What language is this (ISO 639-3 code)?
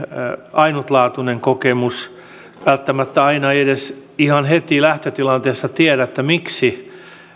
fin